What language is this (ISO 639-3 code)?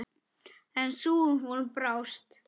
isl